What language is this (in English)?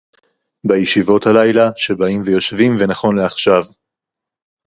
Hebrew